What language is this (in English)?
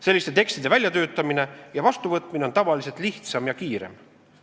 Estonian